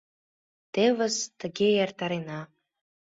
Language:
Mari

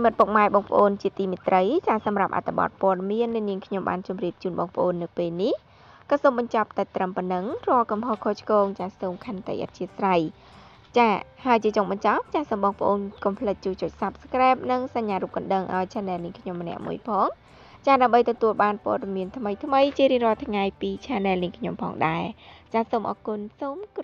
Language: Thai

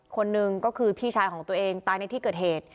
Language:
Thai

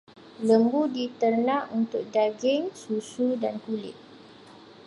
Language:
Malay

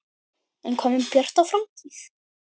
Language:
Icelandic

